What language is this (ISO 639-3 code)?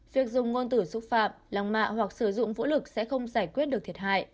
vie